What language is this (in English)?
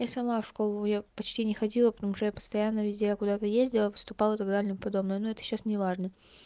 Russian